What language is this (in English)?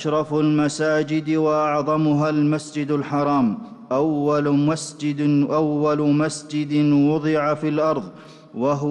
Arabic